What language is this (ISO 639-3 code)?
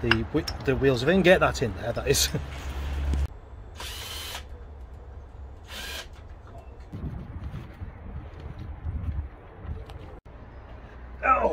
eng